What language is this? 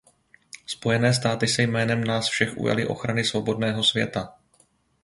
Czech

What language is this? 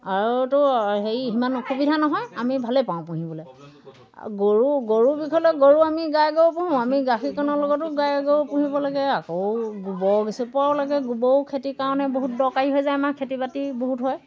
Assamese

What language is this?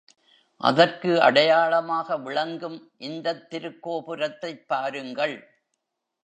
Tamil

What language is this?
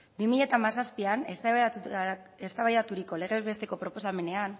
Basque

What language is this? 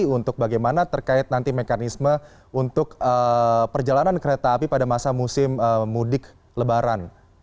Indonesian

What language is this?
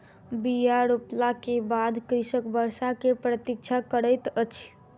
Maithili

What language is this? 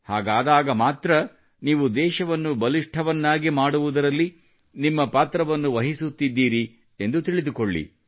Kannada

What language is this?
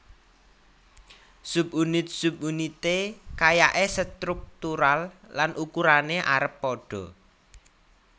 Javanese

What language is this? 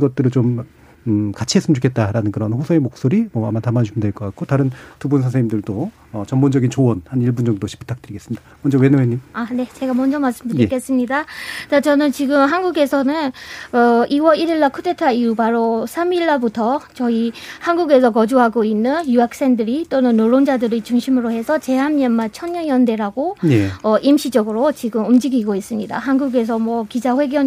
Korean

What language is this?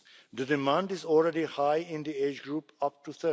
English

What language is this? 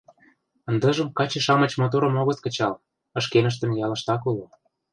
Mari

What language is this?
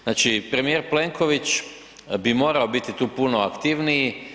Croatian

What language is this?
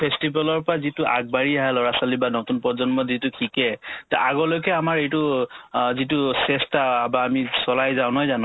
Assamese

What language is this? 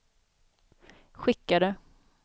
Swedish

